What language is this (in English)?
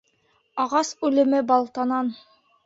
Bashkir